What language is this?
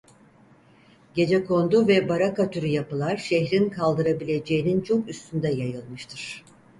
Turkish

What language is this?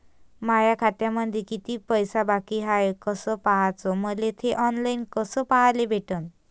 Marathi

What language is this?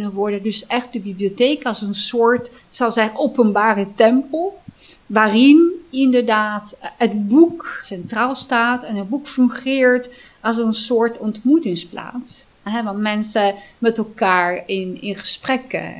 Dutch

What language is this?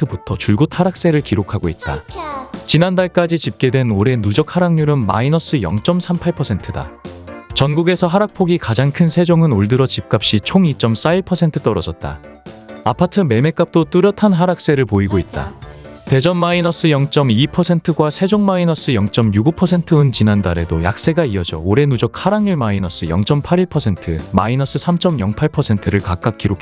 Korean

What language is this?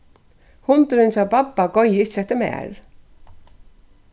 Faroese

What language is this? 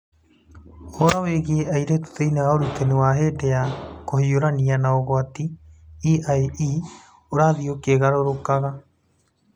Kikuyu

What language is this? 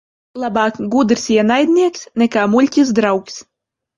Latvian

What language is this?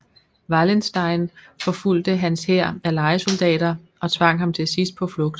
Danish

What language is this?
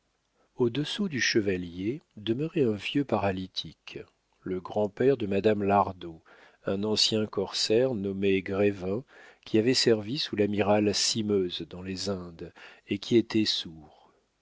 French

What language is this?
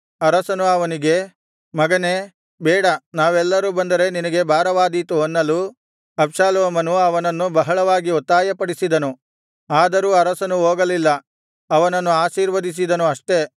Kannada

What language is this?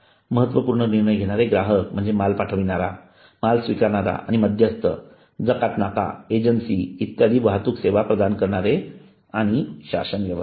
Marathi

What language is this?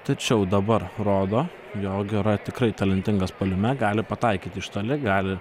Lithuanian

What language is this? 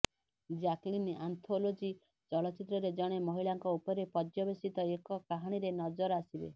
Odia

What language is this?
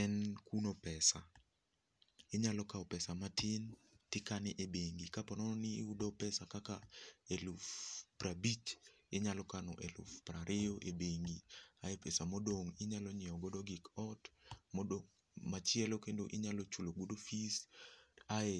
Luo (Kenya and Tanzania)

